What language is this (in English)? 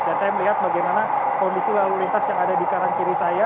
Indonesian